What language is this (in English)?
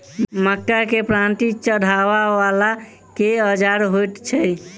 Maithili